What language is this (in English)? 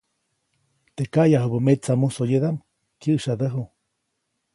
Copainalá Zoque